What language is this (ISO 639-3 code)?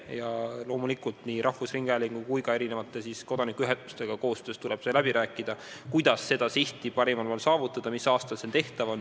est